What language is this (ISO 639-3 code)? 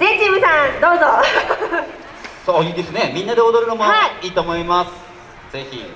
jpn